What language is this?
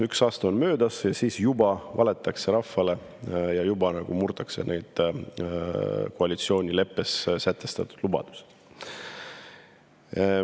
Estonian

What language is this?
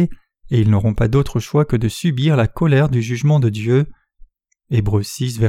French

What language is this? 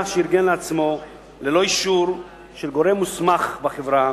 Hebrew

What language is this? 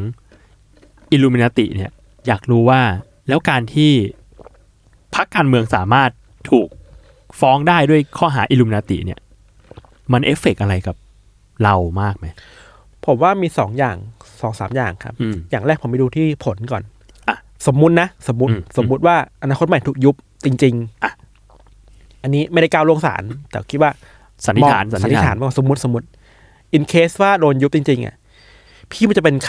Thai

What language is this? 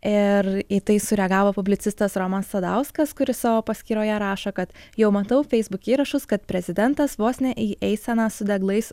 Lithuanian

